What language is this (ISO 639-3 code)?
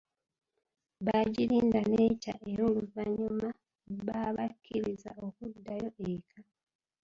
lug